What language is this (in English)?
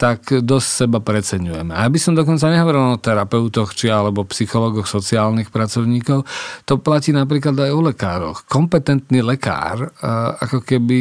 Slovak